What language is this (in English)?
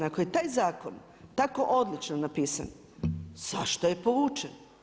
Croatian